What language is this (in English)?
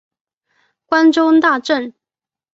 Chinese